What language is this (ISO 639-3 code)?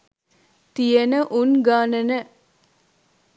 sin